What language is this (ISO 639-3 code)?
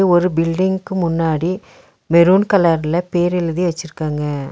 tam